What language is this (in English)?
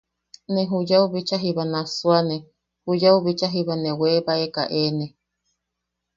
Yaqui